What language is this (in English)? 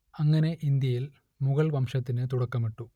Malayalam